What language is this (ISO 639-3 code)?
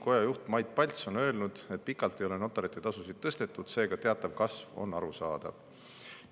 est